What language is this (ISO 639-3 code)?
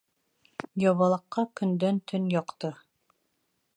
bak